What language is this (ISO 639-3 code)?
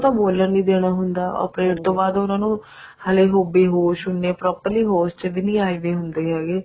pan